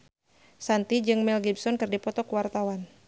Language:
Sundanese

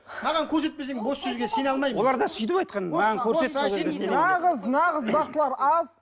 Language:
Kazakh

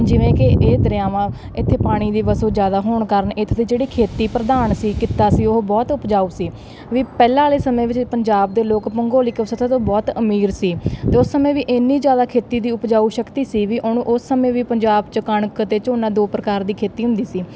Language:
Punjabi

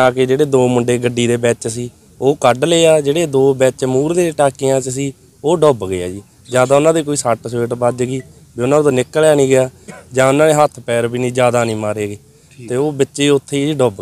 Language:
Hindi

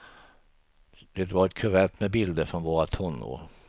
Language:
Swedish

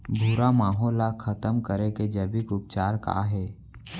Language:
Chhattisgarhi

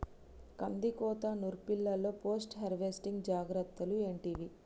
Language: Telugu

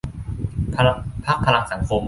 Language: Thai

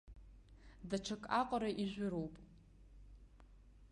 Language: Abkhazian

